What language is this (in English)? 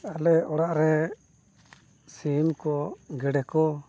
Santali